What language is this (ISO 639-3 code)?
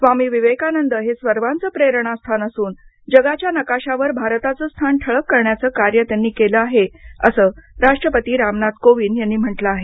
mar